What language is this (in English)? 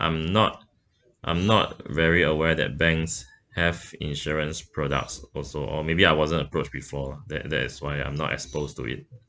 English